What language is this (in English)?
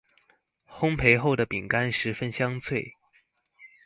Chinese